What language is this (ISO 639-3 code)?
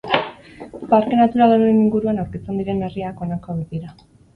eus